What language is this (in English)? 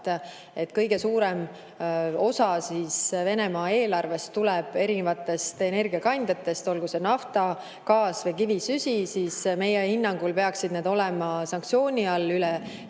Estonian